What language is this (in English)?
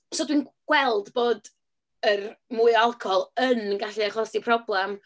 Welsh